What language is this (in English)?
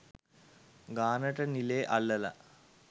Sinhala